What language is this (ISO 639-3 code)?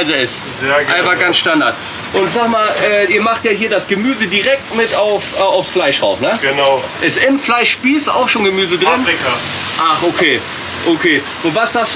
deu